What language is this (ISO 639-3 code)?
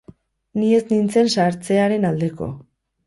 eus